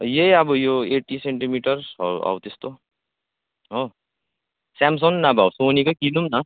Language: Nepali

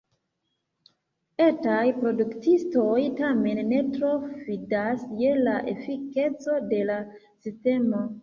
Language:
Esperanto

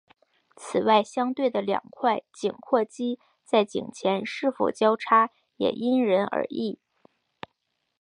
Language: Chinese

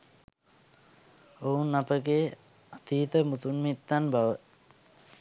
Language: Sinhala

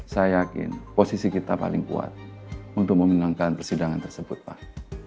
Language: Indonesian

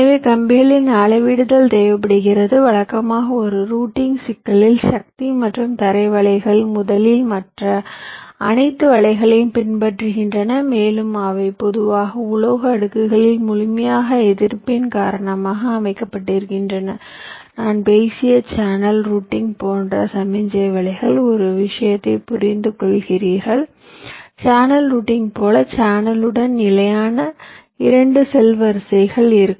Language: Tamil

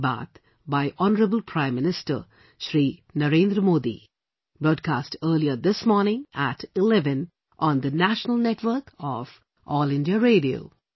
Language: English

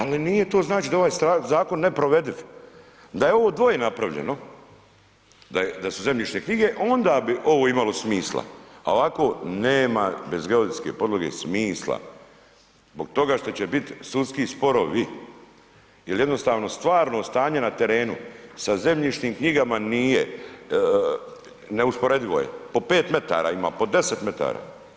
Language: Croatian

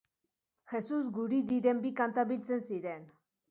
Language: Basque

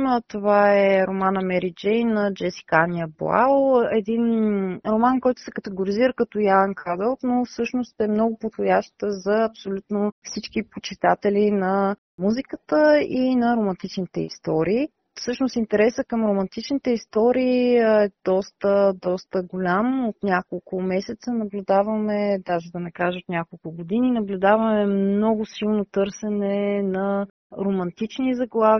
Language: Bulgarian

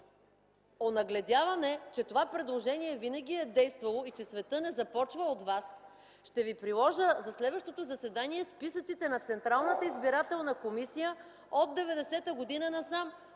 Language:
Bulgarian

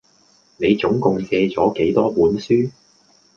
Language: Cantonese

